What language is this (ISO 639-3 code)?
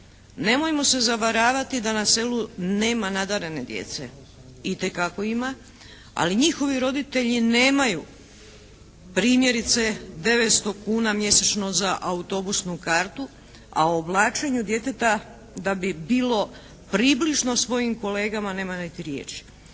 hrv